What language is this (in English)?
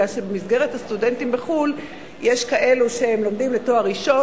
Hebrew